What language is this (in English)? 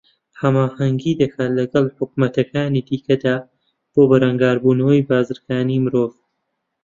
Central Kurdish